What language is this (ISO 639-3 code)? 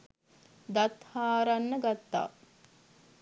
sin